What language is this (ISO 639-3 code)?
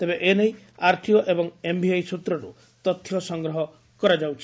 ori